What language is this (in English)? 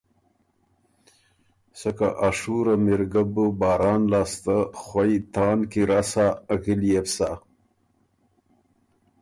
Ormuri